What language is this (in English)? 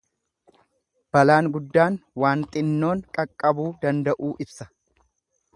Oromo